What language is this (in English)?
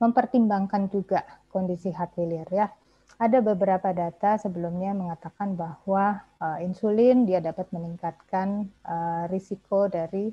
Indonesian